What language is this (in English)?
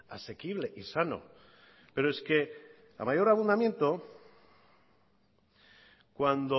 Spanish